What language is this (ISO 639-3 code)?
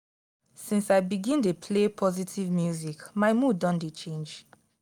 pcm